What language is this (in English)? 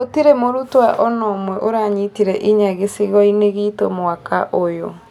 Kikuyu